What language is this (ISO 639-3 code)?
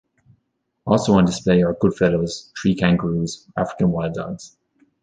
eng